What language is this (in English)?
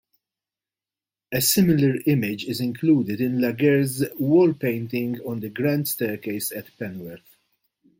English